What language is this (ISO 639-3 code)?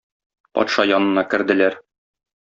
tat